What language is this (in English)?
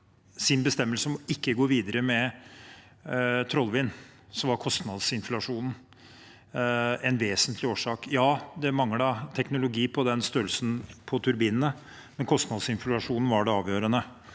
Norwegian